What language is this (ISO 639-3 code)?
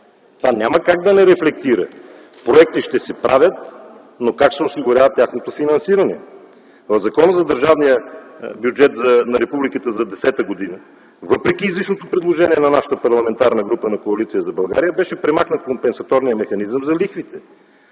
bul